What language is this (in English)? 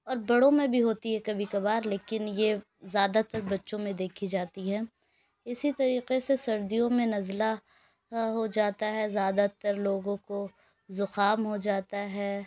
Urdu